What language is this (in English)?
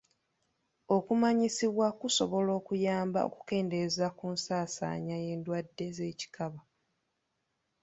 Ganda